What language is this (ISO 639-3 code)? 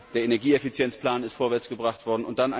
deu